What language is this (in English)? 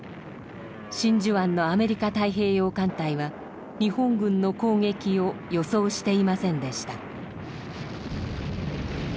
Japanese